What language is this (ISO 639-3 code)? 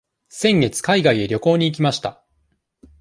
jpn